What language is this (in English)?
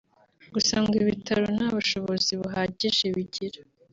Kinyarwanda